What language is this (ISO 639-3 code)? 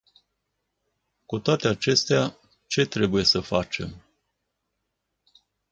ron